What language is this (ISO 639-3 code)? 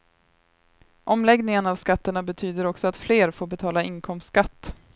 swe